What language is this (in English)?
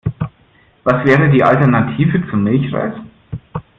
German